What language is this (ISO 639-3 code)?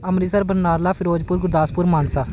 pan